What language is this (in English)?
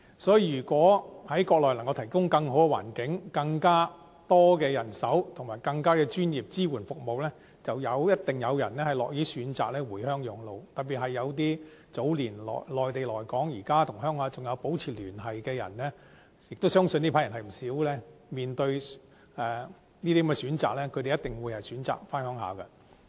Cantonese